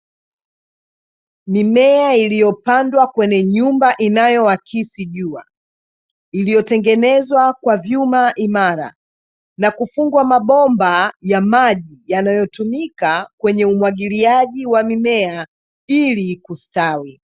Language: Swahili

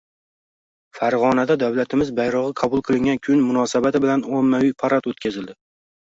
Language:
Uzbek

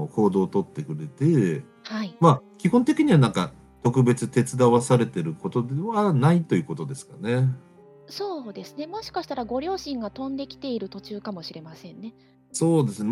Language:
Japanese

